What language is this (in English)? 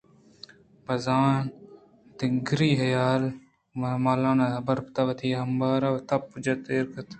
Eastern Balochi